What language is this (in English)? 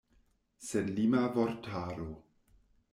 Esperanto